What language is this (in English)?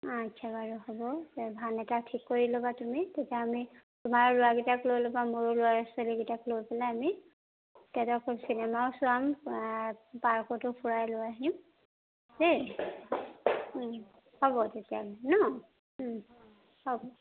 Assamese